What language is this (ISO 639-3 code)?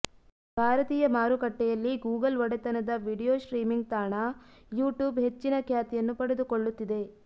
kan